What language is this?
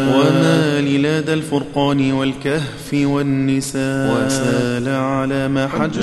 Arabic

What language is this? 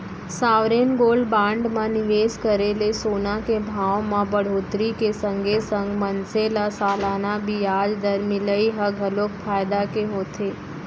Chhattisgarhi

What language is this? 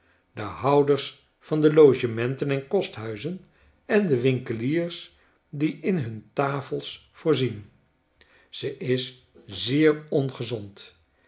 Dutch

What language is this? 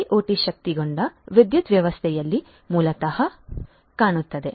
Kannada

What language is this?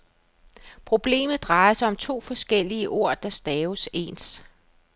Danish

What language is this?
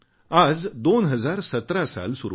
Marathi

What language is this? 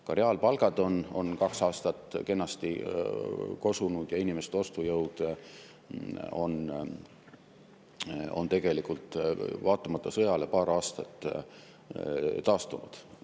Estonian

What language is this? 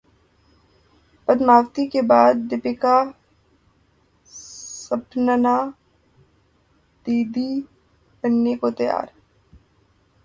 Urdu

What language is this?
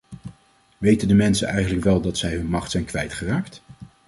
Dutch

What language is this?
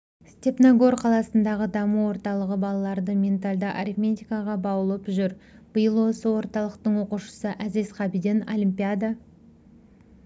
Kazakh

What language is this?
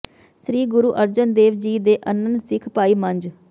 Punjabi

